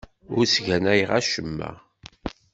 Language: Kabyle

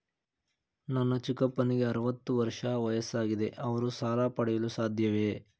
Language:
Kannada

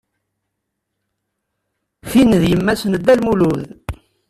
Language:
Kabyle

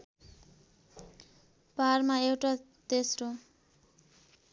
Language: Nepali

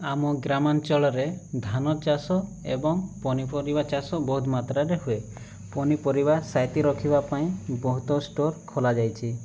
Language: Odia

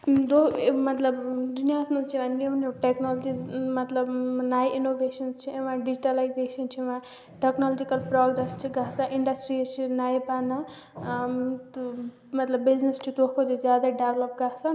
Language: Kashmiri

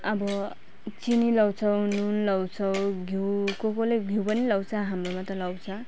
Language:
Nepali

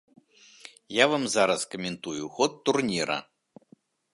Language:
Belarusian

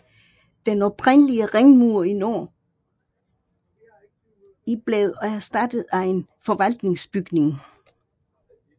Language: Danish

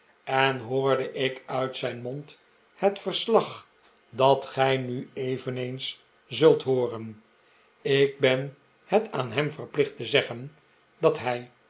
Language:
Dutch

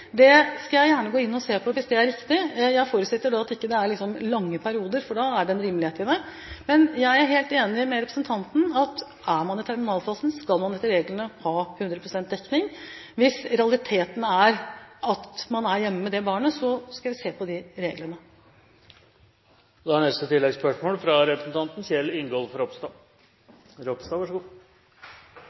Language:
Norwegian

